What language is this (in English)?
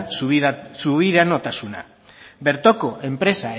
Basque